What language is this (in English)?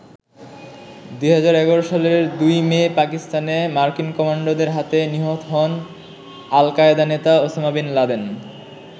Bangla